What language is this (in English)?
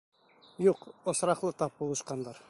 Bashkir